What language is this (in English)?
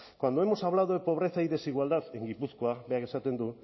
Spanish